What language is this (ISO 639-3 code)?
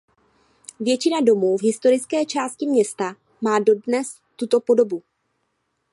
ces